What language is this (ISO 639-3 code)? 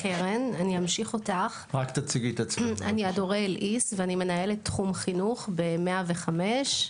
heb